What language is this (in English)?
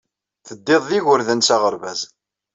Kabyle